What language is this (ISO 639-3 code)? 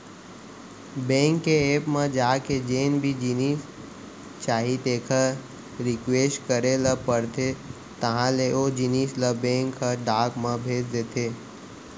hne